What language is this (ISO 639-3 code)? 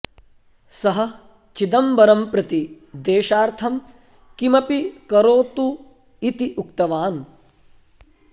san